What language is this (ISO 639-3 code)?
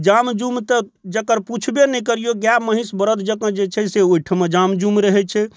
mai